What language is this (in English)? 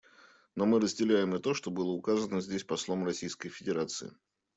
Russian